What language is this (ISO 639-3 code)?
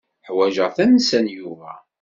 kab